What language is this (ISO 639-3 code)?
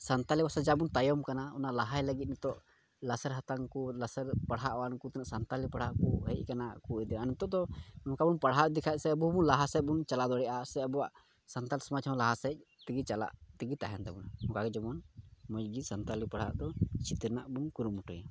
sat